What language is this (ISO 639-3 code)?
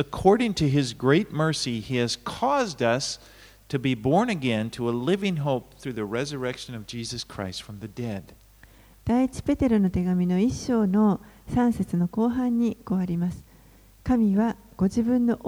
jpn